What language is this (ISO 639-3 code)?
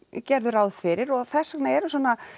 isl